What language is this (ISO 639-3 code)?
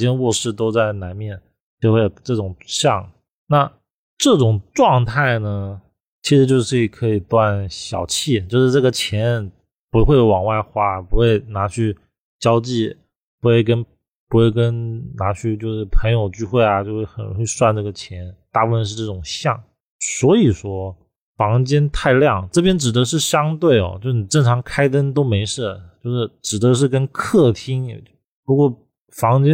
zho